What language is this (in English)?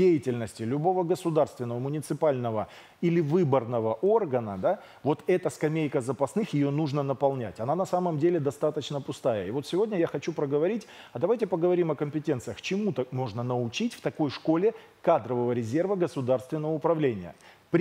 Russian